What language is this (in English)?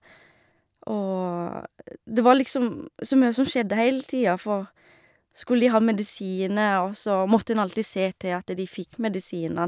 Norwegian